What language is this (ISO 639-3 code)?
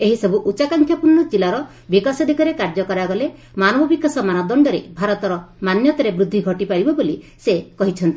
ori